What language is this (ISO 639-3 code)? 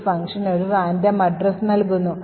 mal